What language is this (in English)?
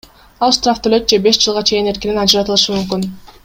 Kyrgyz